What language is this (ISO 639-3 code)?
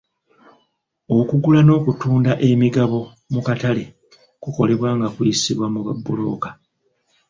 lug